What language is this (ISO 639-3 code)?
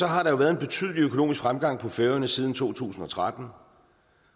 dan